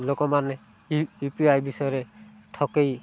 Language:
Odia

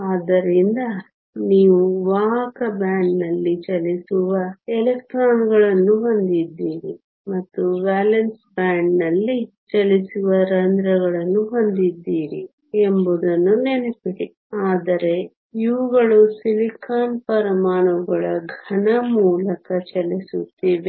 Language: Kannada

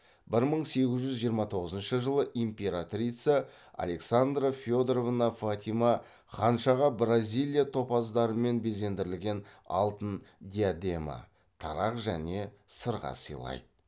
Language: Kazakh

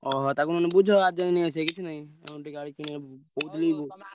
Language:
Odia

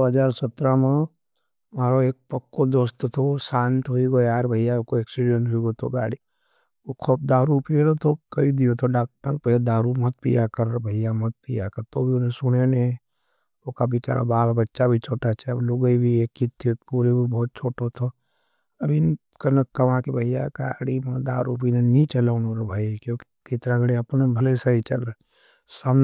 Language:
Nimadi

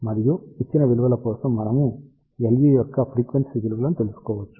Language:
Telugu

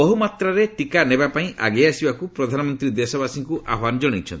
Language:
Odia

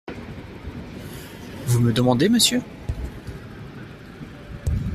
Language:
French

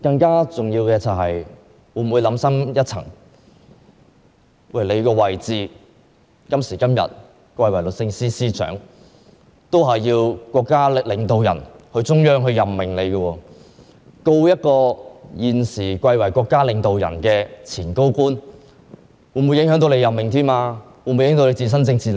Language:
Cantonese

